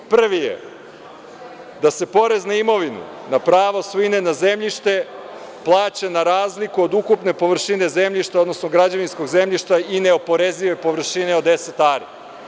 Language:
Serbian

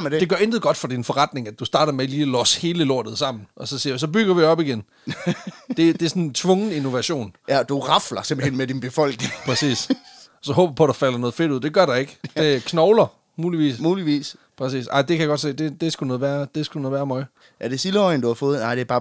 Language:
Danish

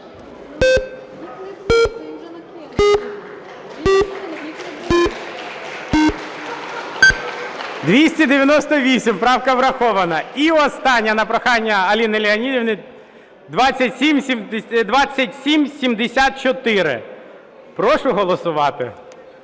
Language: Ukrainian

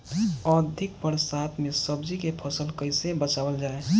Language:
Bhojpuri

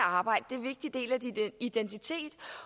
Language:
Danish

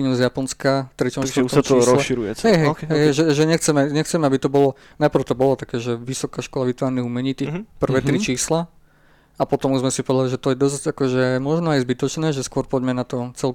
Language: Slovak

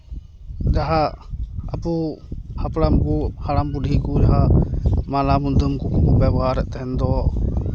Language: Santali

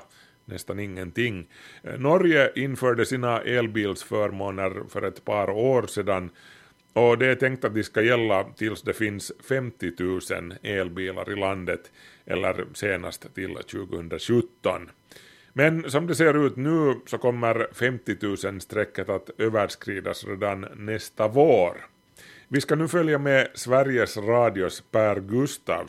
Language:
Swedish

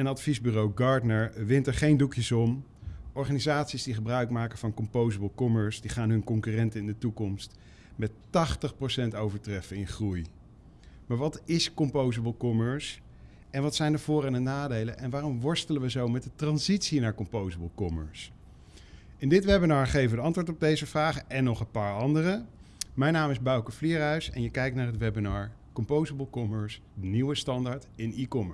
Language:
Dutch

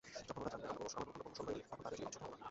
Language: Bangla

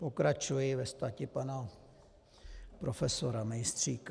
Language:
Czech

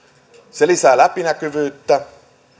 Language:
Finnish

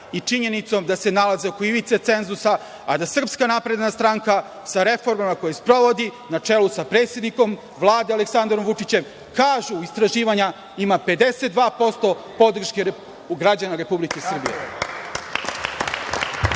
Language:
Serbian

